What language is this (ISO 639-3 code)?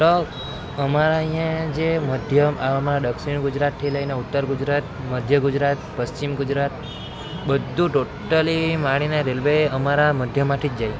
guj